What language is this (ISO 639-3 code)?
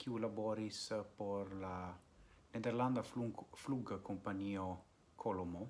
ita